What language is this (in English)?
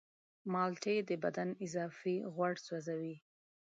Pashto